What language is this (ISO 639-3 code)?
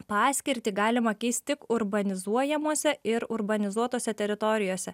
lit